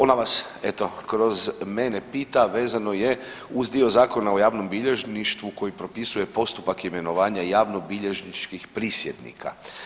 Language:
Croatian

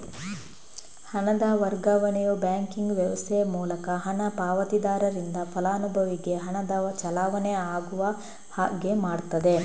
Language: Kannada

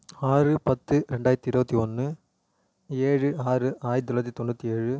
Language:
Tamil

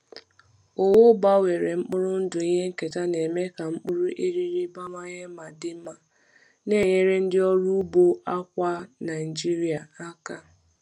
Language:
Igbo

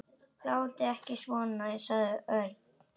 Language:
Icelandic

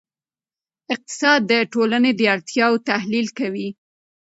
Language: Pashto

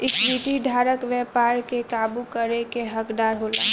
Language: Bhojpuri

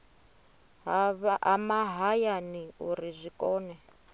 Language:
Venda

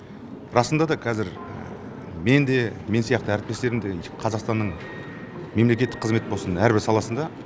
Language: Kazakh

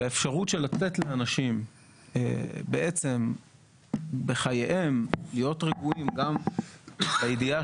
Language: Hebrew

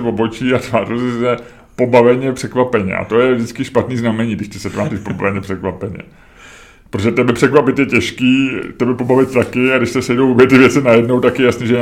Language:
Czech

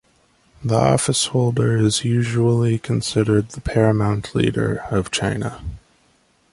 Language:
English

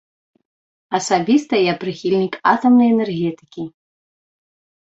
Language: Belarusian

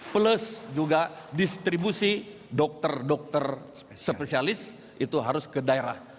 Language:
Indonesian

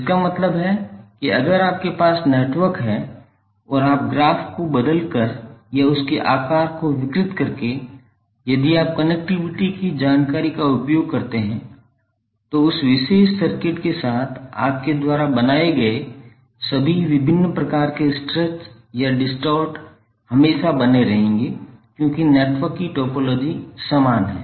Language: Hindi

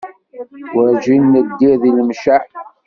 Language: Kabyle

